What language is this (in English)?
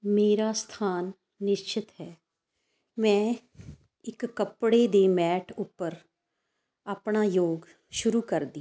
Punjabi